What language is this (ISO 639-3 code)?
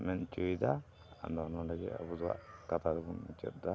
sat